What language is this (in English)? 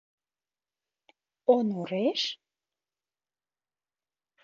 Mari